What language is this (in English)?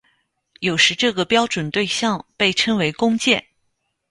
Chinese